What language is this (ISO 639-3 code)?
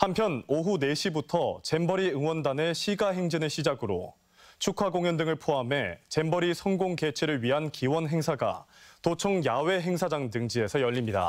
kor